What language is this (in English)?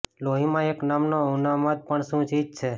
Gujarati